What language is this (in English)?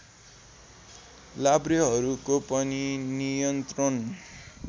Nepali